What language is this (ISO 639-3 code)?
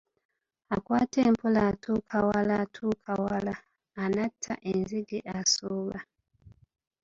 lug